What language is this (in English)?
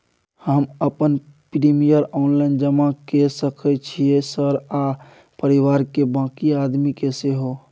Maithili